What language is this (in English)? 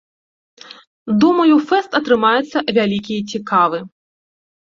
Belarusian